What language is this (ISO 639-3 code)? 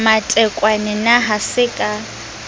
sot